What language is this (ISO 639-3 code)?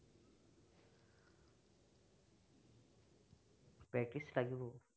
asm